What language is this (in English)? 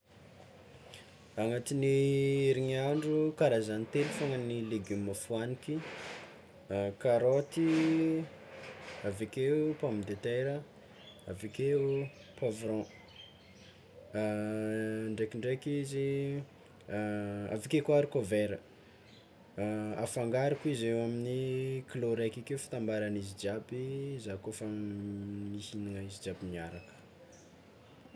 Tsimihety Malagasy